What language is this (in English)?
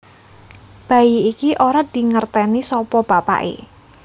Javanese